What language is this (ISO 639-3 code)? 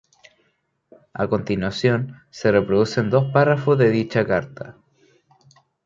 spa